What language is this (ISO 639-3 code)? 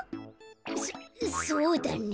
jpn